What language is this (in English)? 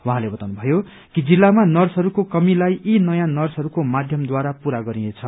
Nepali